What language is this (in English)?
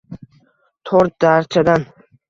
Uzbek